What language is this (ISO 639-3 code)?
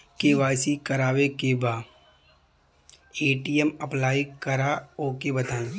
bho